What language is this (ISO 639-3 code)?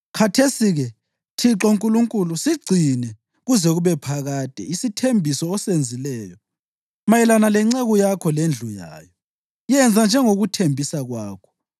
nde